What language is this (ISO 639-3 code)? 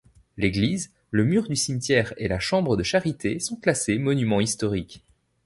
fra